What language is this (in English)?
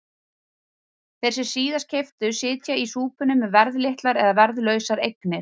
Icelandic